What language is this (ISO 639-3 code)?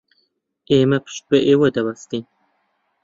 ckb